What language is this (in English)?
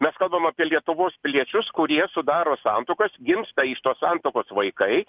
Lithuanian